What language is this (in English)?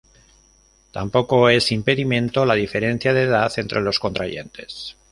Spanish